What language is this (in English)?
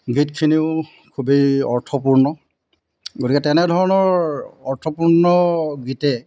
Assamese